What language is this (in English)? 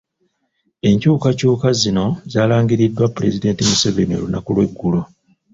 Ganda